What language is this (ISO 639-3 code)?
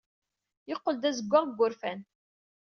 kab